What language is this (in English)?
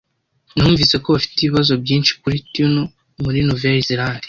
Kinyarwanda